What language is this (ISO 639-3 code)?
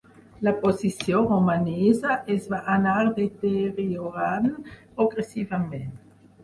cat